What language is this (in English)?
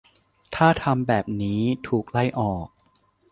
Thai